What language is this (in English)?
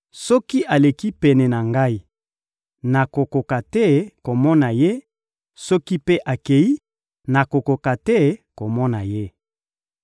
Lingala